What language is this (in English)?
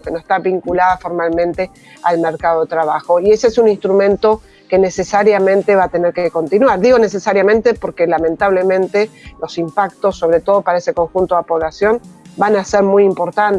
Spanish